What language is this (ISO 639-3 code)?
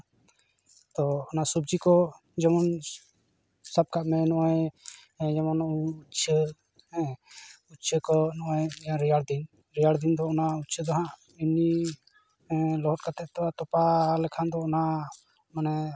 sat